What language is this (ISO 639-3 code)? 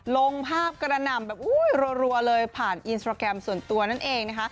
tha